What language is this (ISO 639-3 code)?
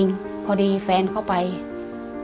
tha